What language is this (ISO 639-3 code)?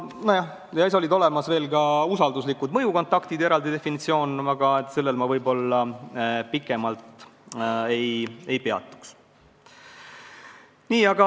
est